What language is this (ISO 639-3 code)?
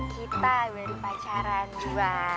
ind